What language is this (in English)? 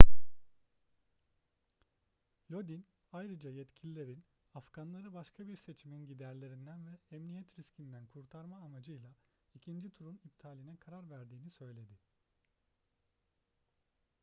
Turkish